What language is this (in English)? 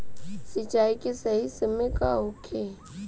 Bhojpuri